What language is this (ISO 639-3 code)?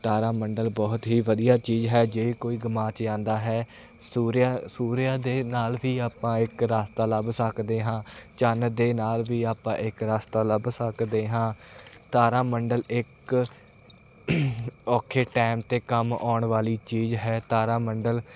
pan